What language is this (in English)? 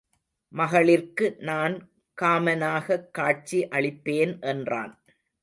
Tamil